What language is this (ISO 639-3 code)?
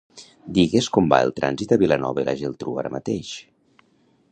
cat